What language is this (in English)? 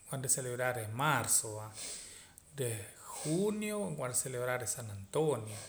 Poqomam